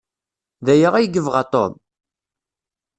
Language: Kabyle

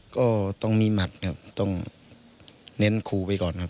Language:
Thai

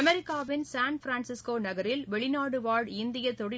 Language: Tamil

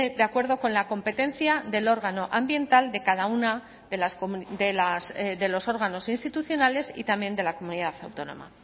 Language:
Spanish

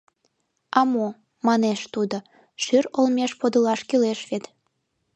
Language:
Mari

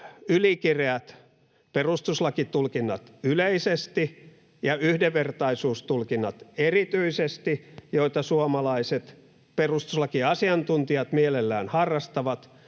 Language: Finnish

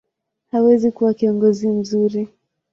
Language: Swahili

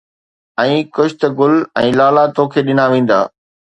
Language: Sindhi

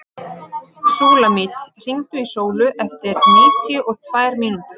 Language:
Icelandic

